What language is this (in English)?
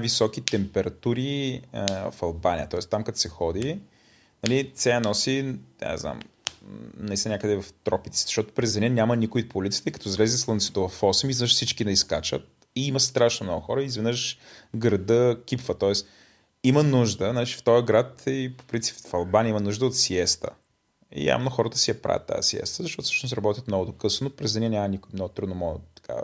Bulgarian